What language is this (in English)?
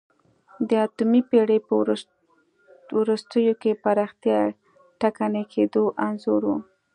Pashto